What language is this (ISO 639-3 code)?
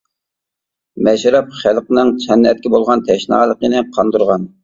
uig